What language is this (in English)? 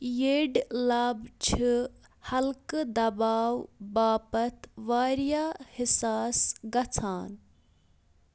Kashmiri